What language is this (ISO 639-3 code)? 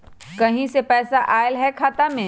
mag